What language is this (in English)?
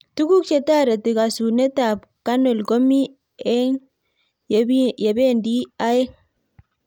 Kalenjin